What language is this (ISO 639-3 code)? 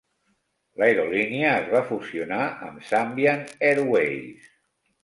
cat